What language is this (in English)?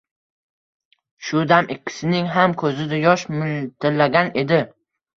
Uzbek